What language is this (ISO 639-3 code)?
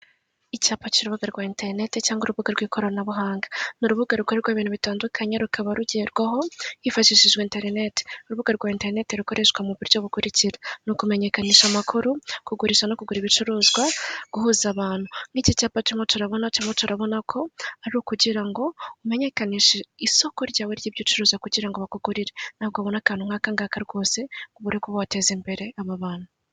kin